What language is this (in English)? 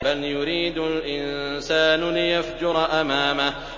Arabic